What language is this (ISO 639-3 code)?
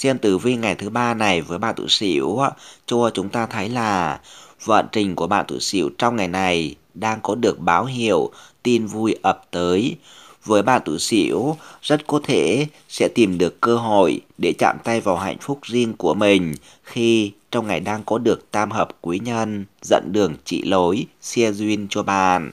vie